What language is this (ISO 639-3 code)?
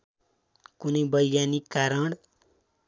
nep